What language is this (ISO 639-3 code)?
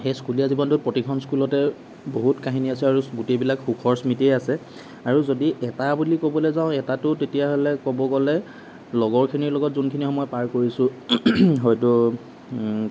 asm